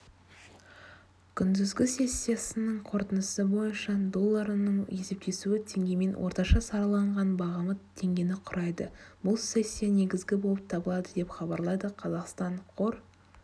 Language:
Kazakh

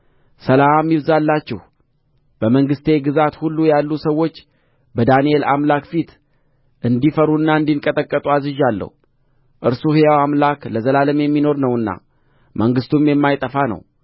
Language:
Amharic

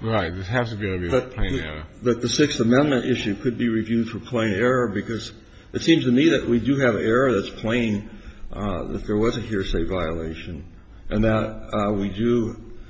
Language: English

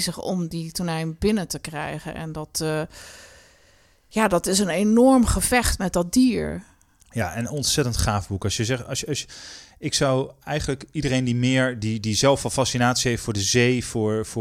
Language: Dutch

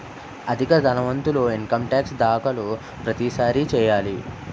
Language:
Telugu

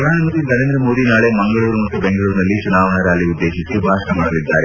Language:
Kannada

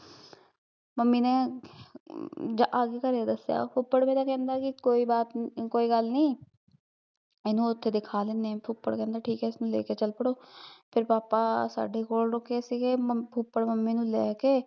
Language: Punjabi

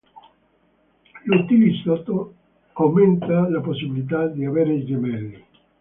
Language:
Italian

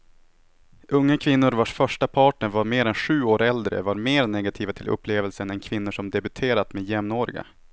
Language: Swedish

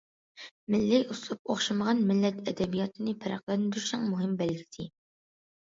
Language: Uyghur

